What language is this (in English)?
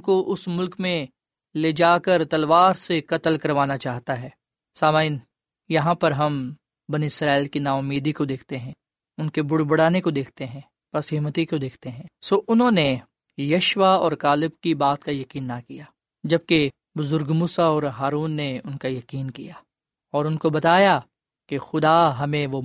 Urdu